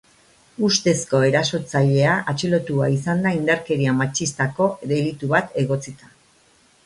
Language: Basque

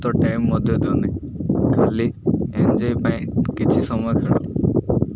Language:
Odia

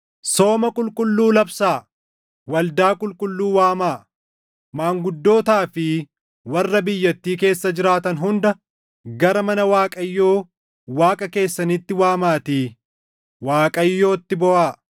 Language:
Oromo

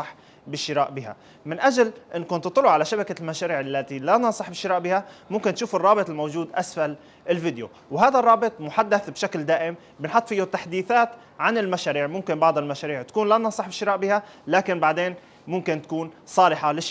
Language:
Arabic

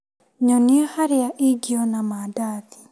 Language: Kikuyu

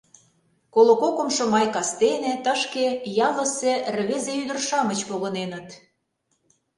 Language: Mari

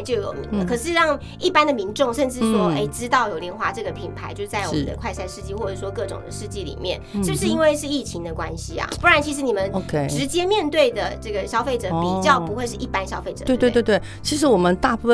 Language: Chinese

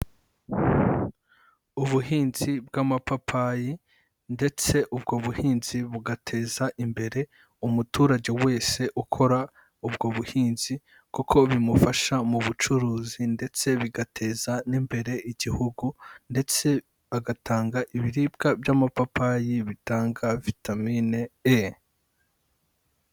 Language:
Kinyarwanda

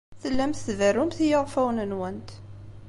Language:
Kabyle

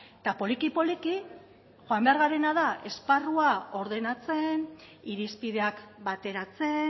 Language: Basque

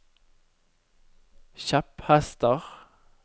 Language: Norwegian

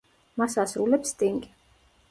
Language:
Georgian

